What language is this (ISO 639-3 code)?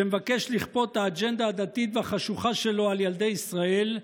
heb